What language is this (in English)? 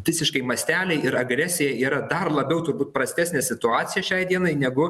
Lithuanian